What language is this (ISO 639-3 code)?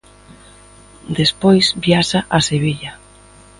glg